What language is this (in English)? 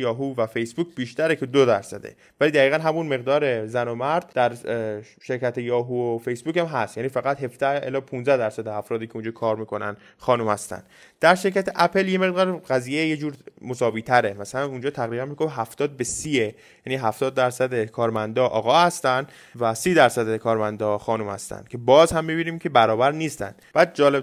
Persian